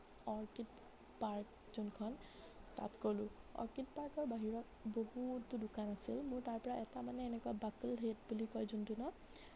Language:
Assamese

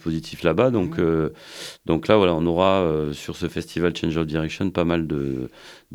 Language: French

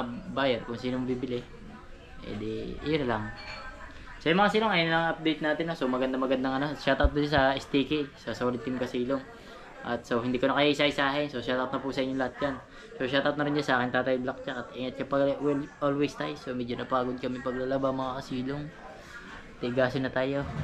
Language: Filipino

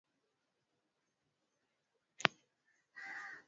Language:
Swahili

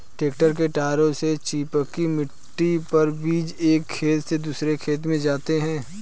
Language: Hindi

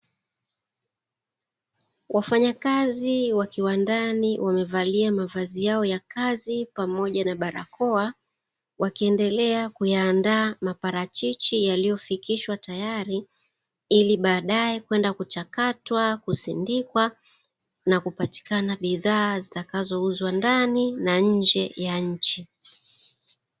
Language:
Swahili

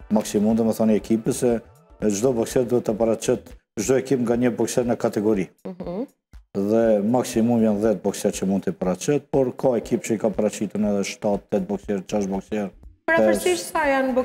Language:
Romanian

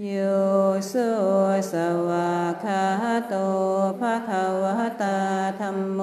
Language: Thai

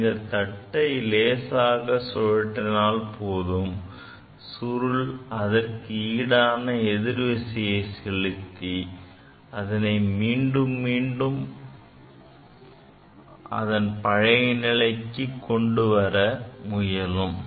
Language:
Tamil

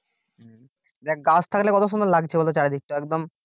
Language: Bangla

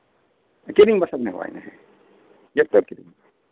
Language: Santali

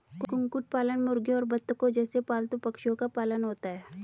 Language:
Hindi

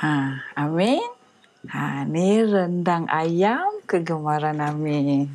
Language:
Malay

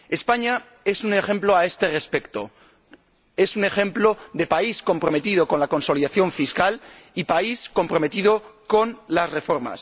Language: Spanish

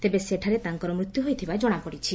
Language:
Odia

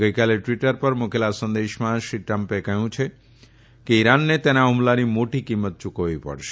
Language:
Gujarati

